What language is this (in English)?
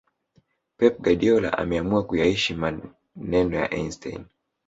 Swahili